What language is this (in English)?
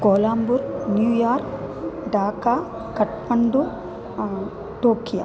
Sanskrit